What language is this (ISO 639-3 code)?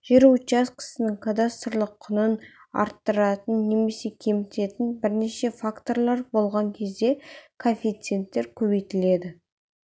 kaz